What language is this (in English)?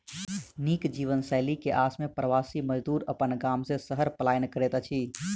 Maithili